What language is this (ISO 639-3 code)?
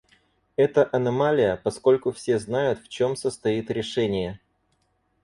rus